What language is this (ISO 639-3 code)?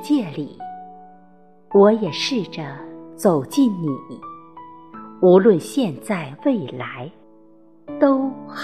zho